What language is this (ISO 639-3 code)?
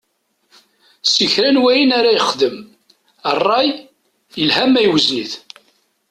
kab